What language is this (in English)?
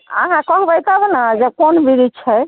Maithili